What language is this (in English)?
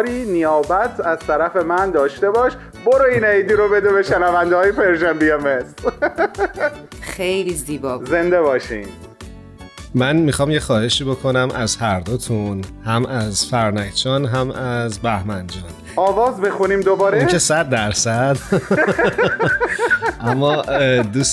Persian